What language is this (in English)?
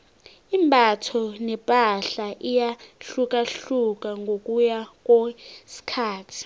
South Ndebele